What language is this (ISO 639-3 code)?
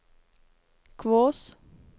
nor